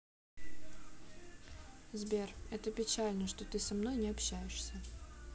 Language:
Russian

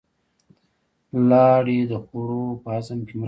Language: Pashto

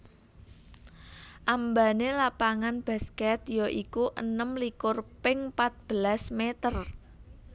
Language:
Javanese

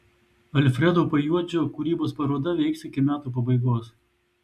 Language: Lithuanian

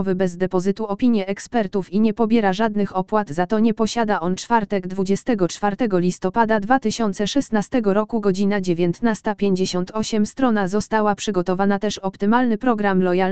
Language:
Polish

